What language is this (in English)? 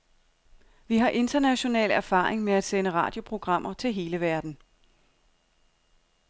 Danish